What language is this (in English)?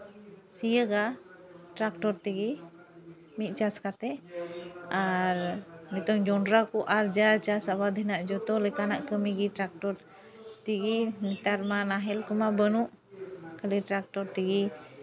Santali